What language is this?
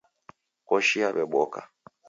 Taita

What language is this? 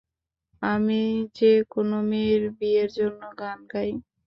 Bangla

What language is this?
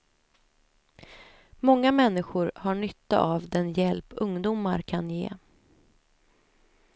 Swedish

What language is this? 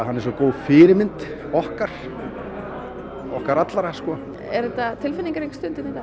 Icelandic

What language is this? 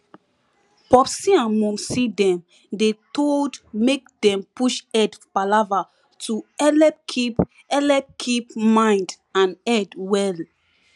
Nigerian Pidgin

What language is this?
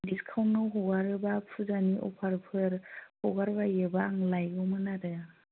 Bodo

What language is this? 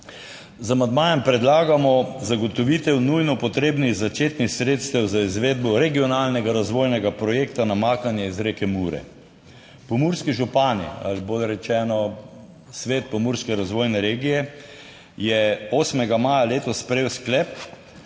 Slovenian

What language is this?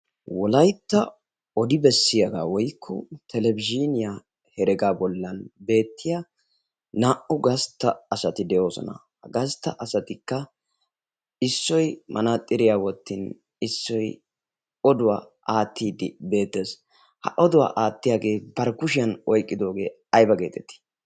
Wolaytta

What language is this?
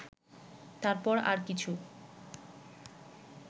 Bangla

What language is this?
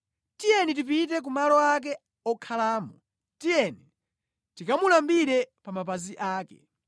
Nyanja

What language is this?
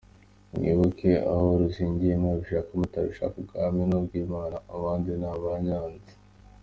Kinyarwanda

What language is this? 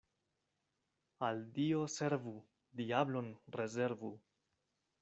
Esperanto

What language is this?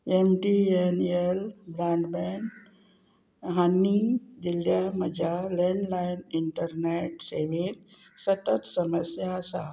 Konkani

